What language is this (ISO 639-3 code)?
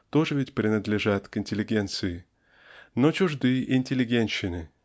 rus